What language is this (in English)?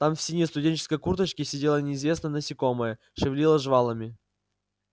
Russian